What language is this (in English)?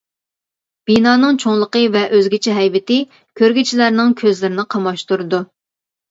Uyghur